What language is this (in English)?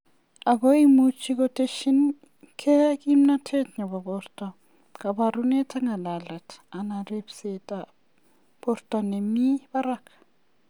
Kalenjin